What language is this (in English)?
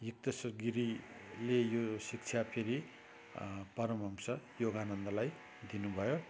Nepali